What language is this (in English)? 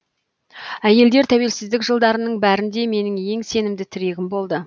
Kazakh